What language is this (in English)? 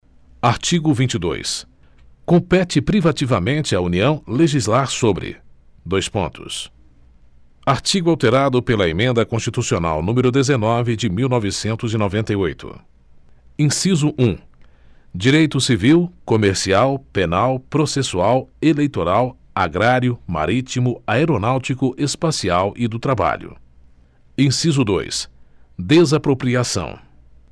Portuguese